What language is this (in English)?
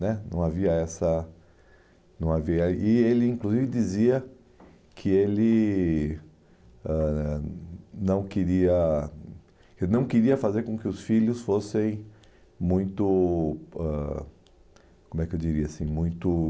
Portuguese